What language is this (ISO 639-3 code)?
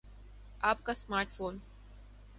urd